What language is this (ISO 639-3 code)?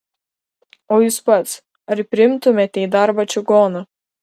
lit